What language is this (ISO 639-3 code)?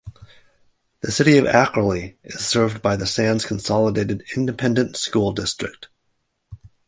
eng